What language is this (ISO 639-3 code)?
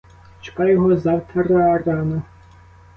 ukr